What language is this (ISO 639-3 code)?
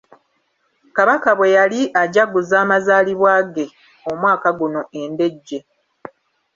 lug